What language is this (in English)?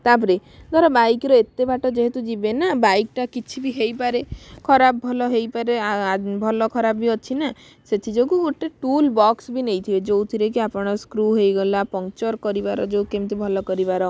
Odia